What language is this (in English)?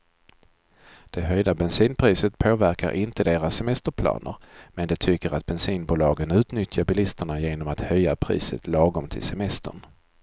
Swedish